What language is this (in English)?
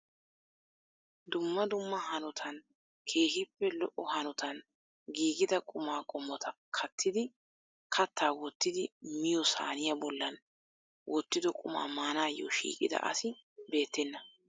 Wolaytta